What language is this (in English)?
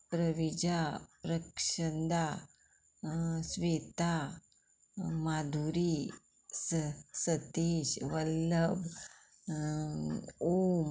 Konkani